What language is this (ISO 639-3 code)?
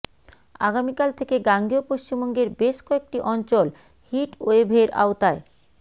ben